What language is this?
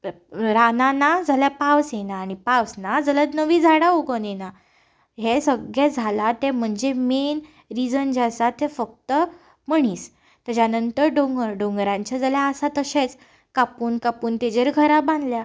Konkani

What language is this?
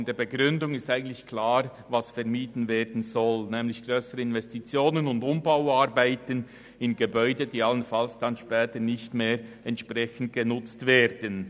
Swiss German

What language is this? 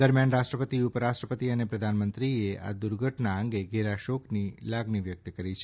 Gujarati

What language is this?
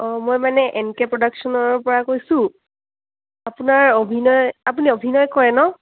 Assamese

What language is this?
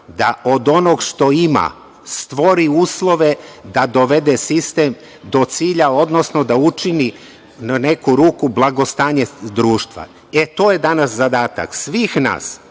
Serbian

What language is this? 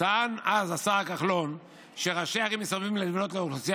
Hebrew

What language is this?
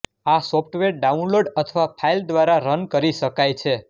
Gujarati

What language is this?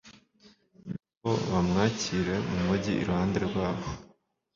Kinyarwanda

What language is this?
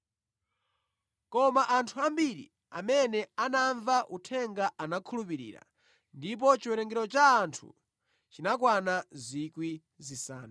Nyanja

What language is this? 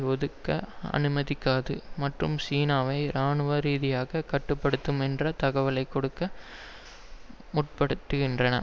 Tamil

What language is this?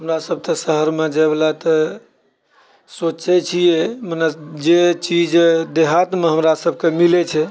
Maithili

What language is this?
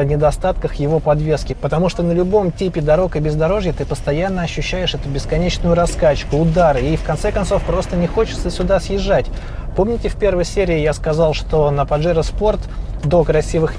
Russian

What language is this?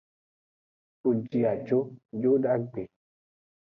Aja (Benin)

